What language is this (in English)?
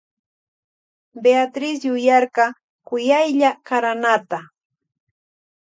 Loja Highland Quichua